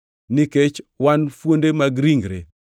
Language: Luo (Kenya and Tanzania)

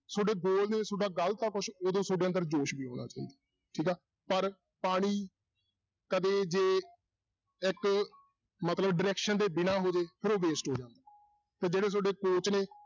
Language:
Punjabi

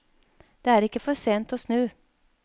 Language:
Norwegian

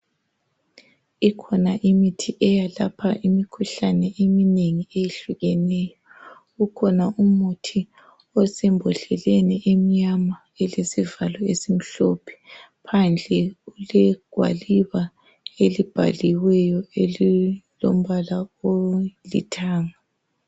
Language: North Ndebele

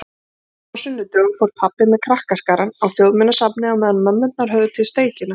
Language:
Icelandic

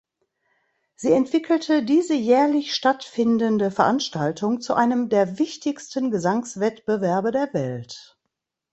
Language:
German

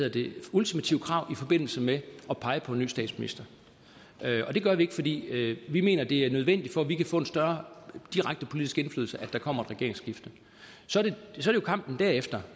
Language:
Danish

